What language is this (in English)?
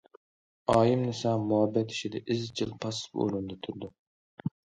Uyghur